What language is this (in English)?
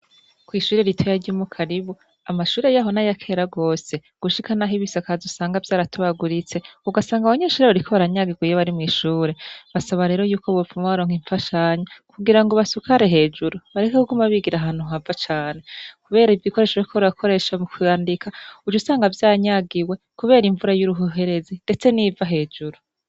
Rundi